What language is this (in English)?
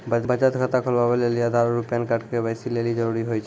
Maithili